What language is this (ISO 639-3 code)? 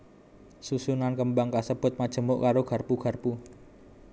jav